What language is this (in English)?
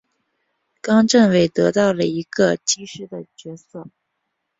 Chinese